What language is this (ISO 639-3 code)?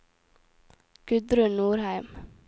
nor